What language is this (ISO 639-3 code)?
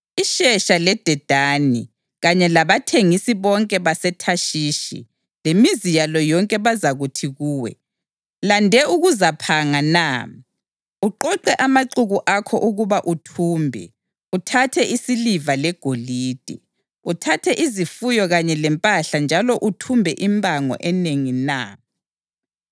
nde